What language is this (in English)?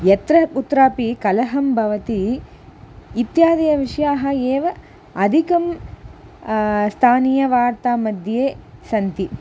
Sanskrit